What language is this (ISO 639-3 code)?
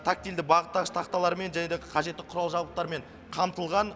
kaz